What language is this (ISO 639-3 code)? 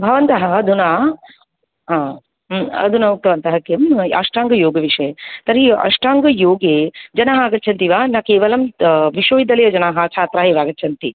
san